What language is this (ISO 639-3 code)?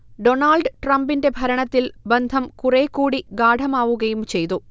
mal